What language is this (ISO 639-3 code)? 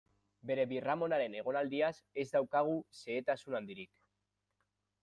eus